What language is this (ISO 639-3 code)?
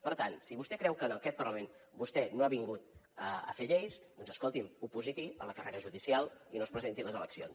cat